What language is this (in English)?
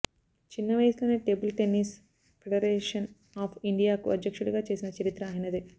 Telugu